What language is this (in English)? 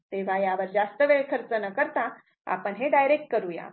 Marathi